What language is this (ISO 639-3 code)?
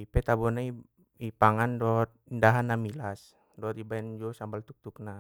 btm